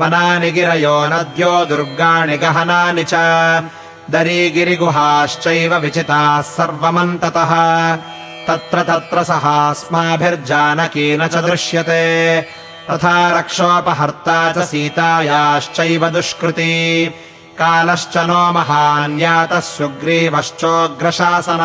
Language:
Kannada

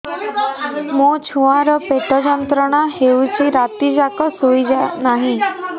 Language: Odia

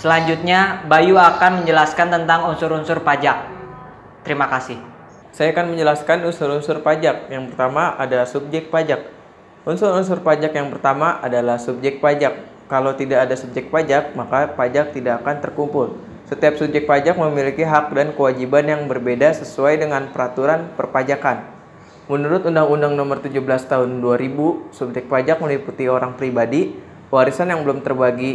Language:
Indonesian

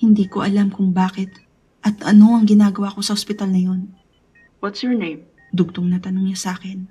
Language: Filipino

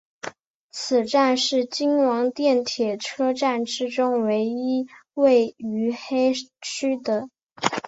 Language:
Chinese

